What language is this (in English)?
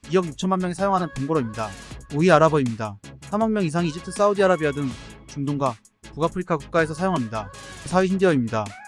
Korean